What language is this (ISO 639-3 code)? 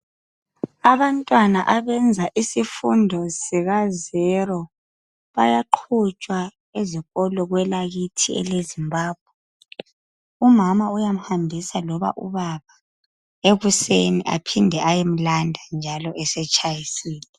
nde